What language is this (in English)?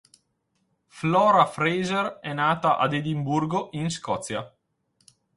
Italian